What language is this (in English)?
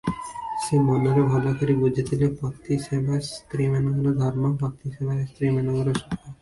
Odia